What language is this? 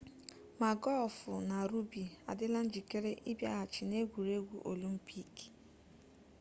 Igbo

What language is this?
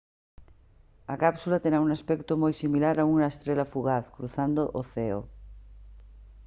Galician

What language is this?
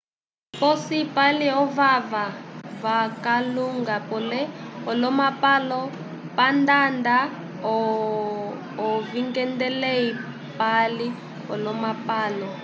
Umbundu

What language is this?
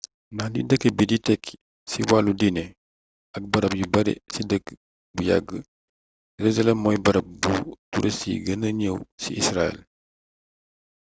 Wolof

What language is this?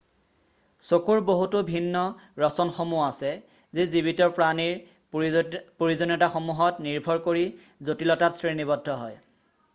Assamese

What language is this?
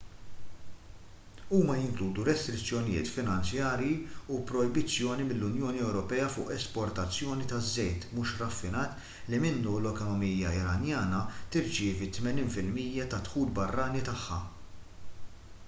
Maltese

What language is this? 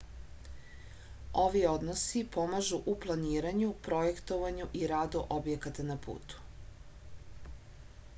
Serbian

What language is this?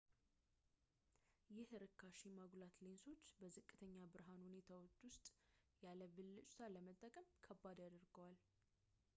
Amharic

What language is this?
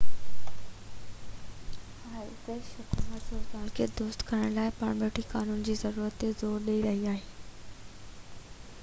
Sindhi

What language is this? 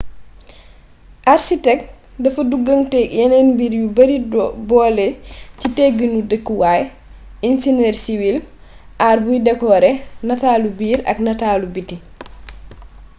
Wolof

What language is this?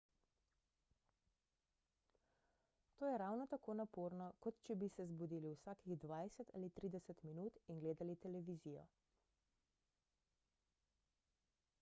Slovenian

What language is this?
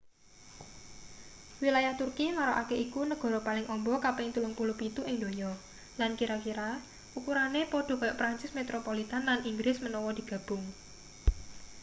Javanese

